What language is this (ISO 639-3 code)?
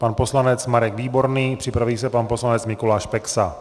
ces